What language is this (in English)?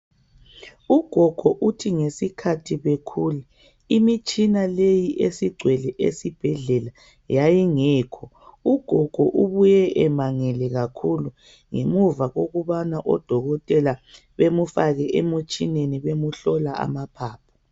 North Ndebele